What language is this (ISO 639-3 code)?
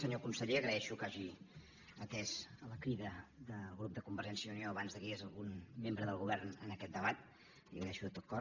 cat